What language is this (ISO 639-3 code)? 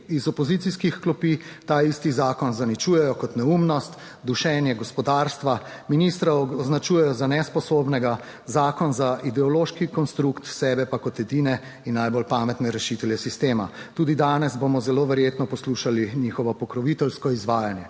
slv